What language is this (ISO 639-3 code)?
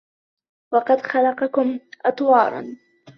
ara